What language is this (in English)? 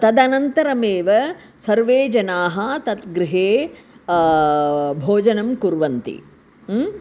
Sanskrit